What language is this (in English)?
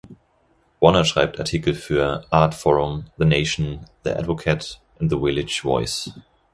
German